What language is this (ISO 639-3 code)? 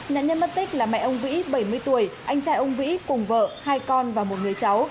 vie